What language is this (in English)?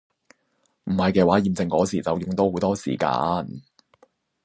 Cantonese